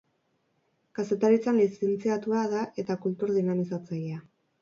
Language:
Basque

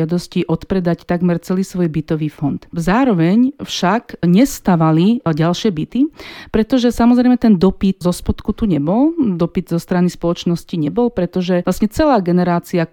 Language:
Slovak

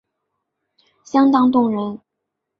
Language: Chinese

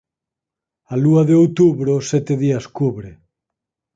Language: Galician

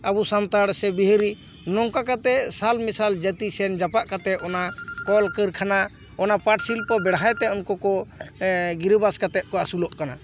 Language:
Santali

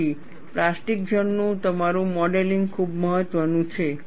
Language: Gujarati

